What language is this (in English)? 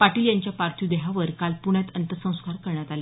Marathi